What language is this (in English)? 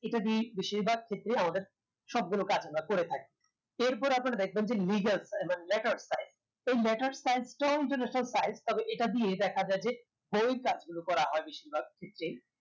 Bangla